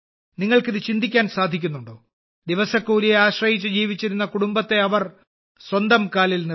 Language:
Malayalam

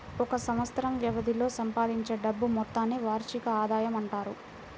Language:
Telugu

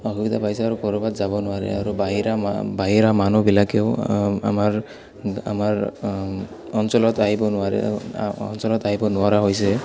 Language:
Assamese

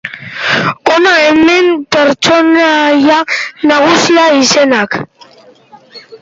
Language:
Basque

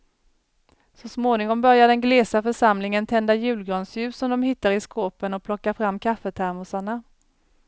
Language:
Swedish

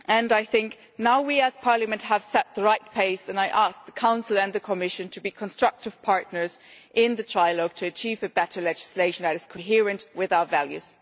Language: English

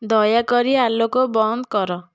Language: Odia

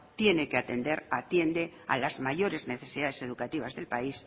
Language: Spanish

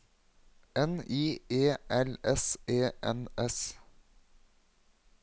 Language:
Norwegian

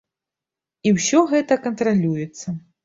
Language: Belarusian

